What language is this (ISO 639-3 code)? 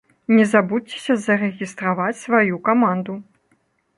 bel